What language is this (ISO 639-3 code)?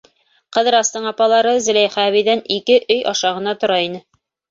bak